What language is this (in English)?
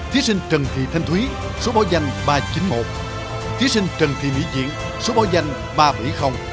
Vietnamese